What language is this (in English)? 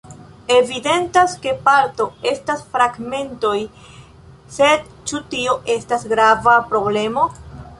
Esperanto